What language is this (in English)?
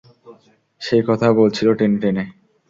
Bangla